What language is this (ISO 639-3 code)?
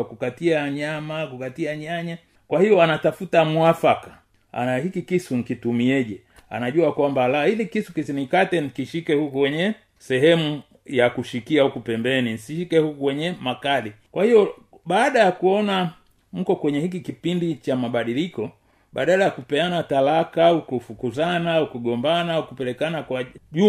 swa